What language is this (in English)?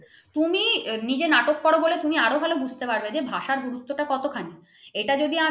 Bangla